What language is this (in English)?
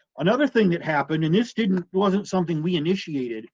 English